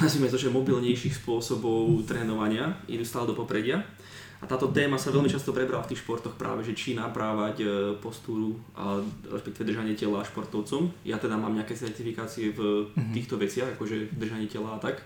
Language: Slovak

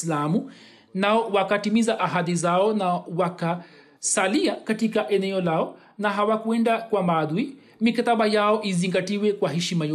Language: Swahili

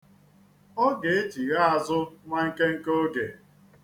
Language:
Igbo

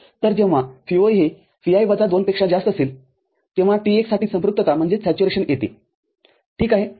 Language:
Marathi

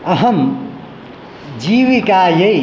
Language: Sanskrit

